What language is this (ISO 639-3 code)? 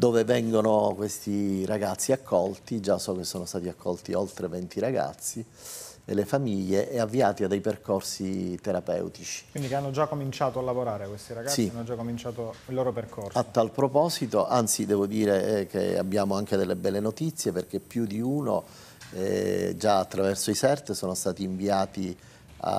ita